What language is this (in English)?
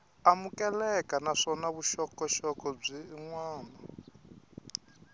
Tsonga